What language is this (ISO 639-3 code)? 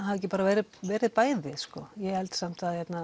isl